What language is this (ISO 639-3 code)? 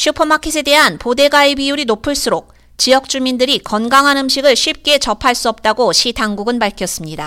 kor